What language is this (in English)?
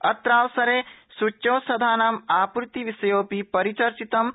Sanskrit